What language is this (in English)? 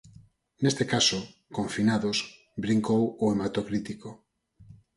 Galician